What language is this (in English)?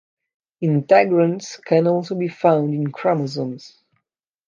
English